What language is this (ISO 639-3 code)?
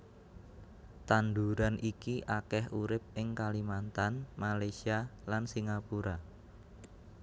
jav